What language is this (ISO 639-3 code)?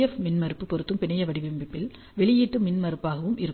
tam